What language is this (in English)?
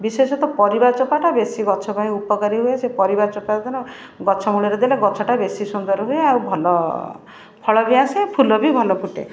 Odia